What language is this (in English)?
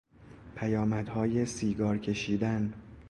Persian